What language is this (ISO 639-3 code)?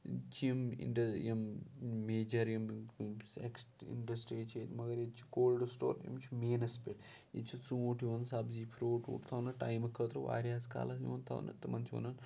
kas